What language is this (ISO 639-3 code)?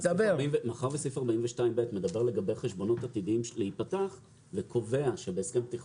heb